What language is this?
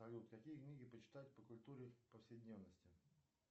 Russian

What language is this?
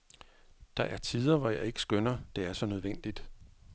Danish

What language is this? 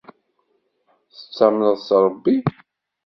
Kabyle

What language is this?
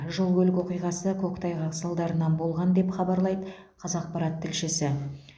Kazakh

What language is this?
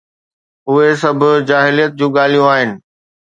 Sindhi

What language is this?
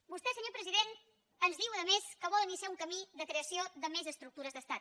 Catalan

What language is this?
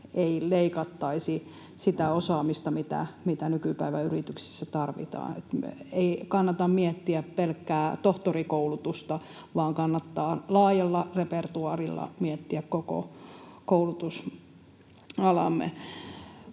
Finnish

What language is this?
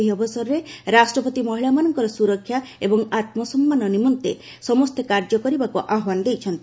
Odia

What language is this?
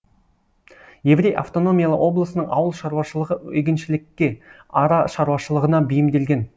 Kazakh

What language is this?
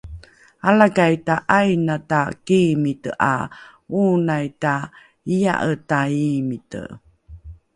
Rukai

